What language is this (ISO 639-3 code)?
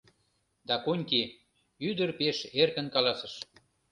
chm